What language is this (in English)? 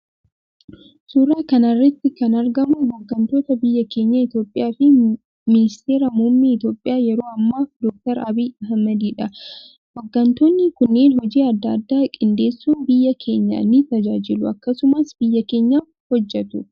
Oromo